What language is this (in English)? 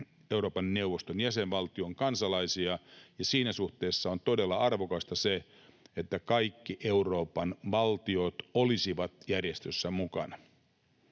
Finnish